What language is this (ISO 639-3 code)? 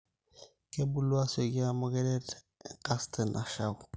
mas